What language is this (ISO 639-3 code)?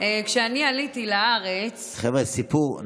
heb